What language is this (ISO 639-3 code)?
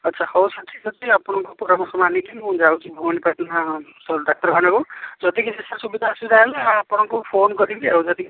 ori